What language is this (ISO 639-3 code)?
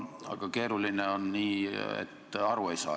est